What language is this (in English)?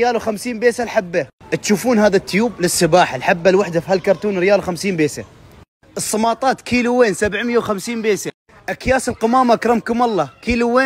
Arabic